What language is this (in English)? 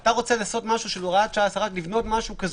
Hebrew